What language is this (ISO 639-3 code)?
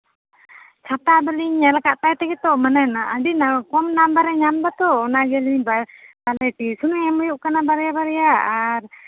sat